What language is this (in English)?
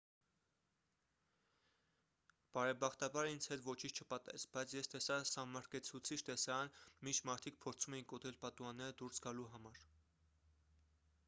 Armenian